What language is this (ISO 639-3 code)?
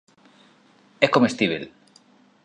glg